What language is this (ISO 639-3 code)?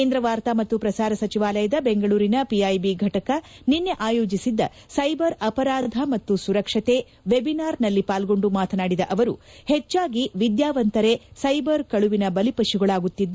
kan